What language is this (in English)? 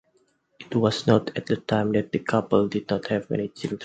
English